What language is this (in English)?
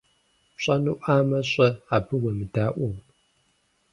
Kabardian